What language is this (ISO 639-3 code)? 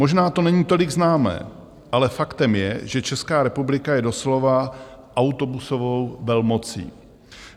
ces